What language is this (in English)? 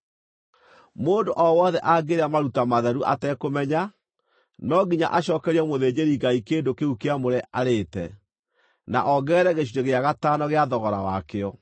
Kikuyu